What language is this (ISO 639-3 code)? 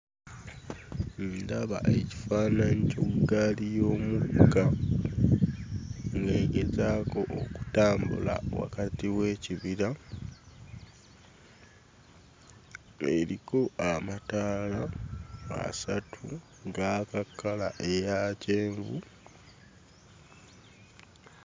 lug